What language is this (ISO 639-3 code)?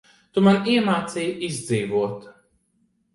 lav